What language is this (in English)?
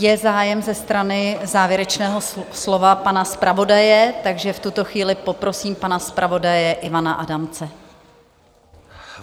Czech